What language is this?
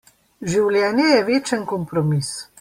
Slovenian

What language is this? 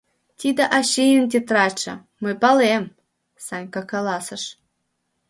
Mari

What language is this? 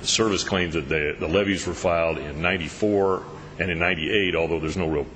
English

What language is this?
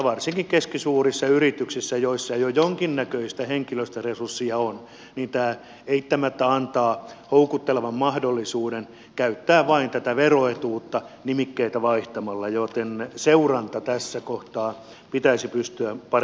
Finnish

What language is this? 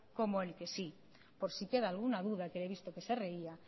Spanish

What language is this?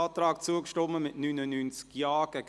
Swiss German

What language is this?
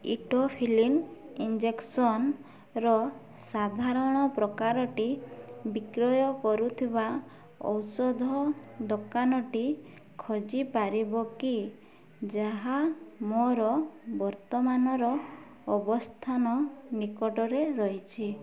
Odia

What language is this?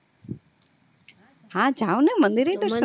Gujarati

